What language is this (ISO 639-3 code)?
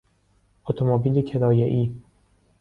fas